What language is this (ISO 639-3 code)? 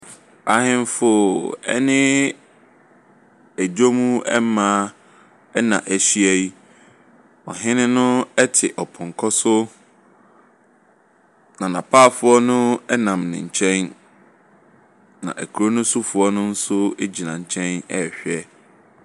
aka